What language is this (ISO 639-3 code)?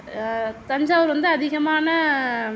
tam